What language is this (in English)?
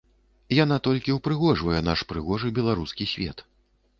Belarusian